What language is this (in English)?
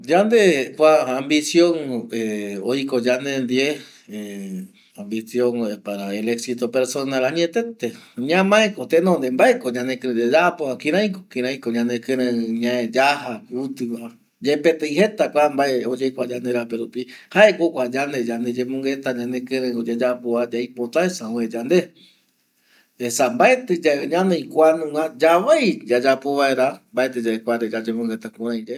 Eastern Bolivian Guaraní